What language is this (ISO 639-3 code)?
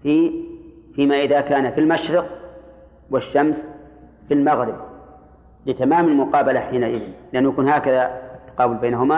ara